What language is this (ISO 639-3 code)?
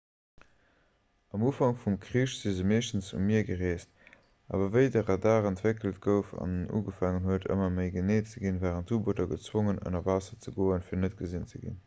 ltz